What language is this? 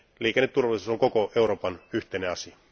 Finnish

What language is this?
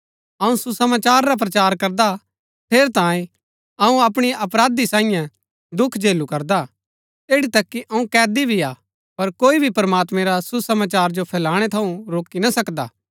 Gaddi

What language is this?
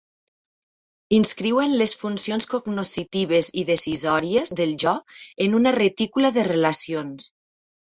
Catalan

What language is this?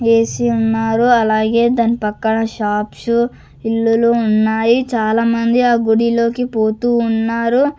Telugu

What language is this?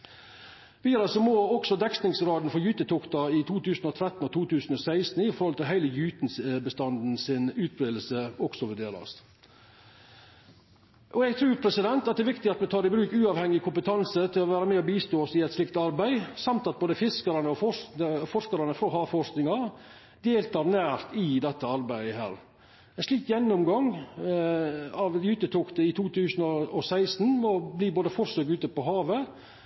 Norwegian Nynorsk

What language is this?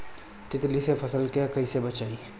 Bhojpuri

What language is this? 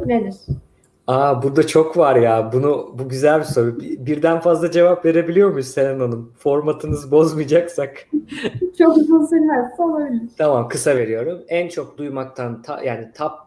Turkish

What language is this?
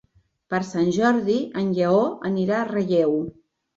Catalan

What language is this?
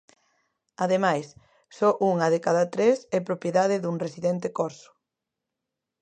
Galician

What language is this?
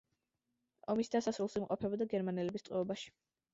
Georgian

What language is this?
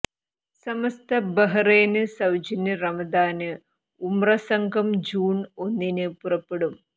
Malayalam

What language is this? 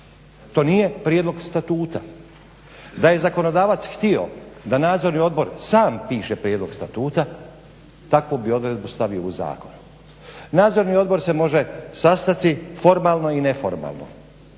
Croatian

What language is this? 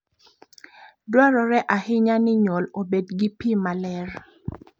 Luo (Kenya and Tanzania)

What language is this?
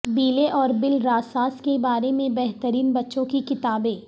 Urdu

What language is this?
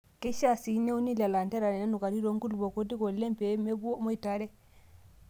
Masai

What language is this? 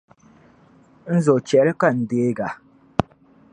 Dagbani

